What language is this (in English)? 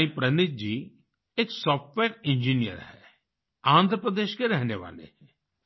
Hindi